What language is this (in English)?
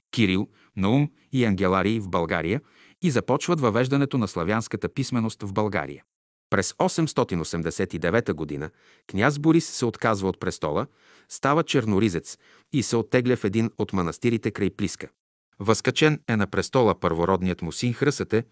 Bulgarian